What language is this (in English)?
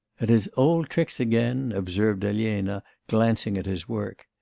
English